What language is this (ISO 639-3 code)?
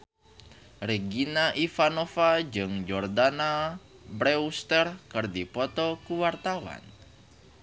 sun